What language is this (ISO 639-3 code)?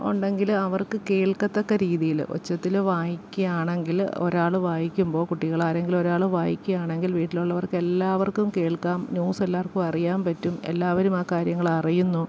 mal